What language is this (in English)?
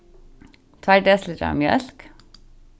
Faroese